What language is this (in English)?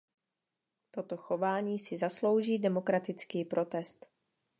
Czech